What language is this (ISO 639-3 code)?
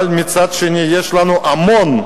heb